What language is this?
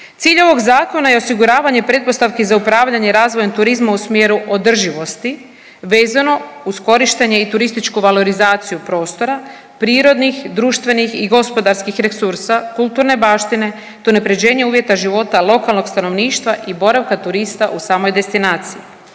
Croatian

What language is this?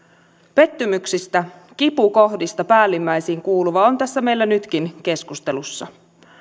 Finnish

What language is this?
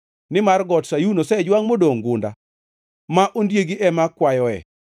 Luo (Kenya and Tanzania)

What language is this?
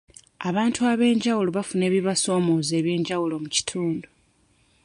Ganda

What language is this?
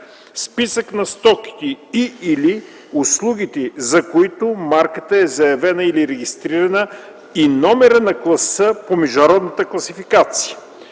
Bulgarian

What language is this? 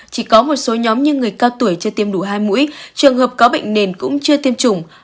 Vietnamese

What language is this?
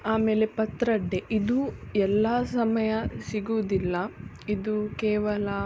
Kannada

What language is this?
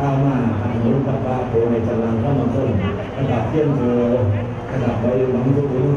Thai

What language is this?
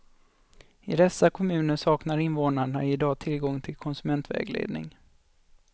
Swedish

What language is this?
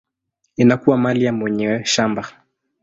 Swahili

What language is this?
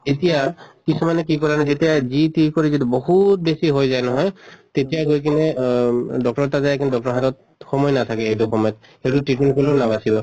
Assamese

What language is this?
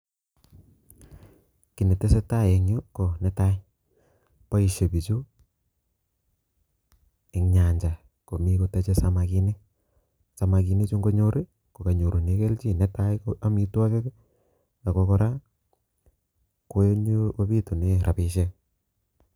Kalenjin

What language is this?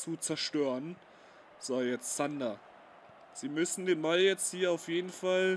German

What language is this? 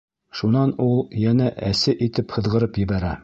Bashkir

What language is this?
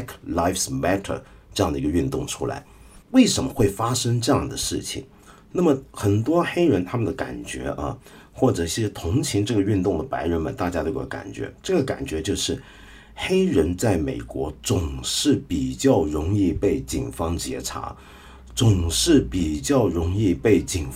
Chinese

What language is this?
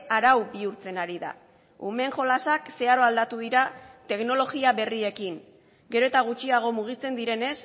Basque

